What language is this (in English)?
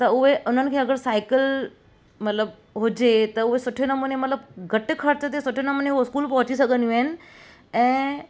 Sindhi